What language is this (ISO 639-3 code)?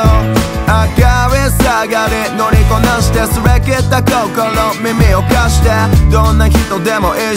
jpn